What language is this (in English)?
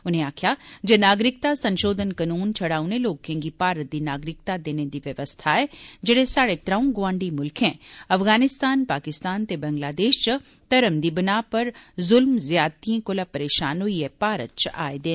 Dogri